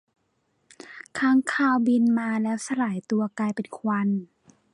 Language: Thai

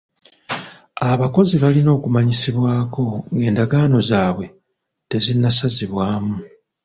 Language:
Ganda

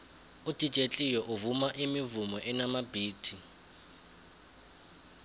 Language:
South Ndebele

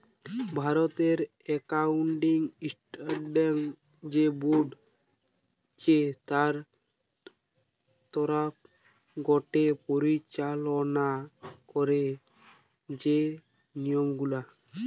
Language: Bangla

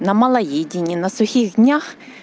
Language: Russian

